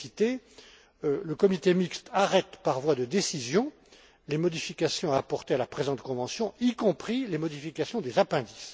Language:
French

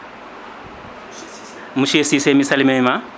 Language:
Fula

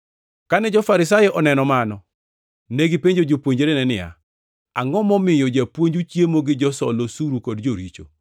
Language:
Luo (Kenya and Tanzania)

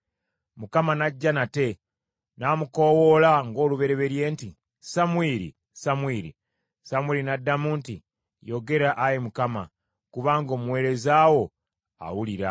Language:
Ganda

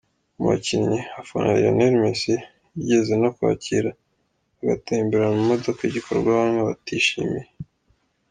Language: Kinyarwanda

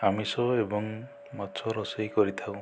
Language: Odia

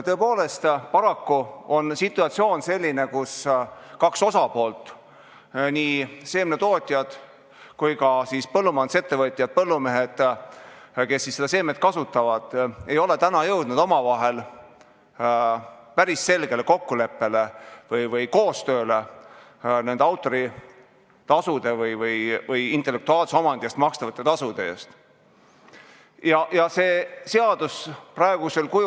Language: Estonian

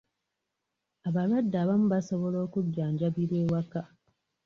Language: Ganda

